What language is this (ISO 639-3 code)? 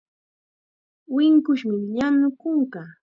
qxa